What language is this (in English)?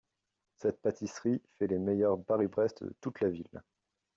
French